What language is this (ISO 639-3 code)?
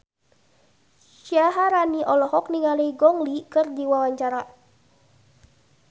sun